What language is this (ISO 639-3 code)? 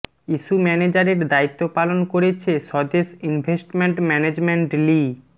ben